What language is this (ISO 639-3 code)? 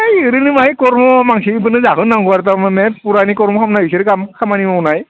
brx